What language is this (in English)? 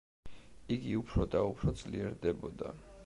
Georgian